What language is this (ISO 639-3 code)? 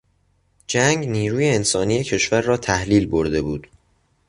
fas